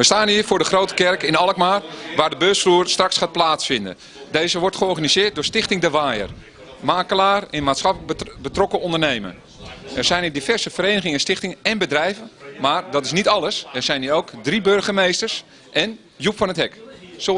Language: Dutch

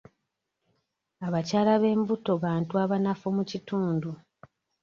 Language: Ganda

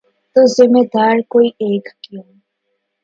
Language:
Urdu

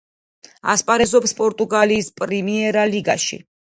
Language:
Georgian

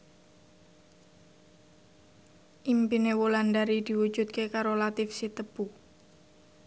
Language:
Javanese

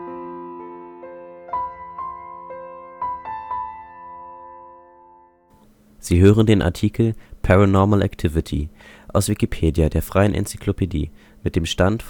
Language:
German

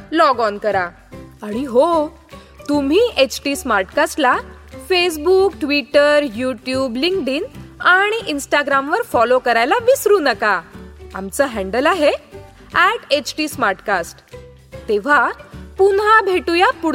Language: Marathi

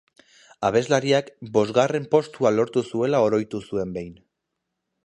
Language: Basque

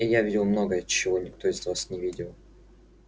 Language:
Russian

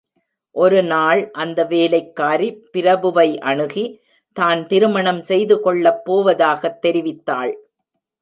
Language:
Tamil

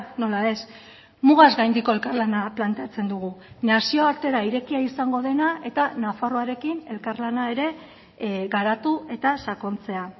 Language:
Basque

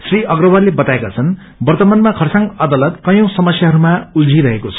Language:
Nepali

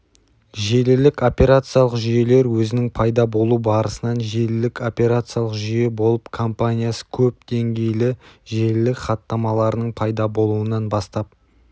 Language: Kazakh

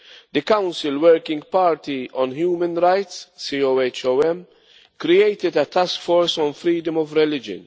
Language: English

